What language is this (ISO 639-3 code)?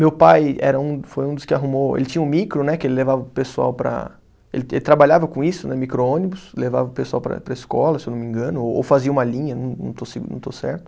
por